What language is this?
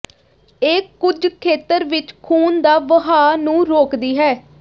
Punjabi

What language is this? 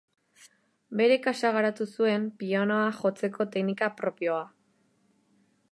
Basque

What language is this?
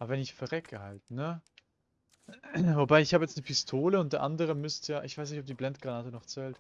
German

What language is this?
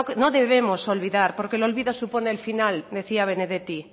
Spanish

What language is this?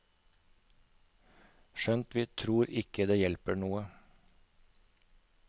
Norwegian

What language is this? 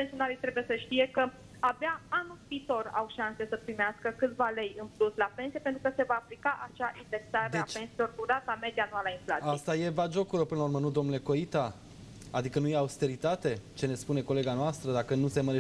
Romanian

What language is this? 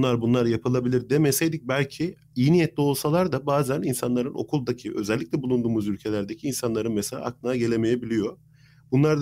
Turkish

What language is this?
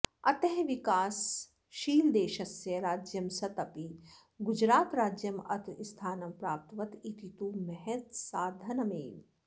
Sanskrit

